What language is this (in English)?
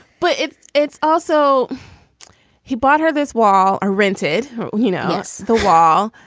English